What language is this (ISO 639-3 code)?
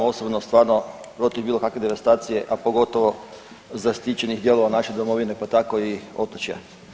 hrv